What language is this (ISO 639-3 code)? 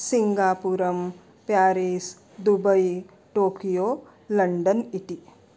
san